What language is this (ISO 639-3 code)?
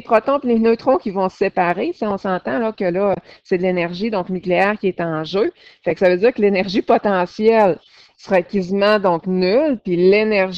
fra